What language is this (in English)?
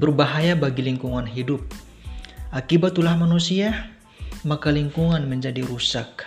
Indonesian